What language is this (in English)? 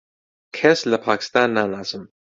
Central Kurdish